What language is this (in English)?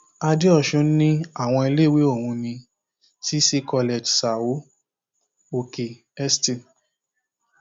Yoruba